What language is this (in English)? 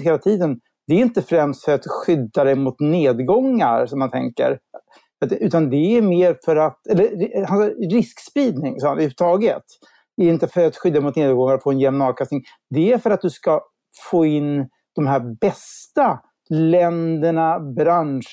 Swedish